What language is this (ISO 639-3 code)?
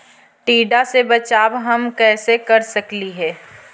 mag